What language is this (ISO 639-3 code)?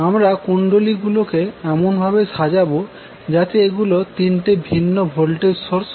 ben